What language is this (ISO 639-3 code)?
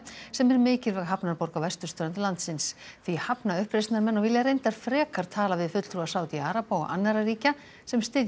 isl